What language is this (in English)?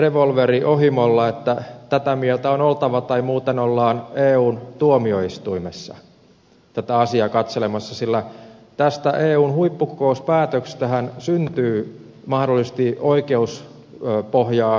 Finnish